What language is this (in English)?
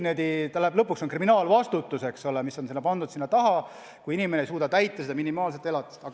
Estonian